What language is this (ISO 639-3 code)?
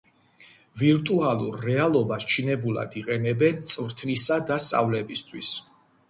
kat